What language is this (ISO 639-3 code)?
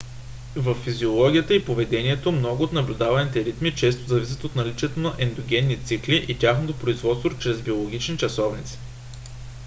bul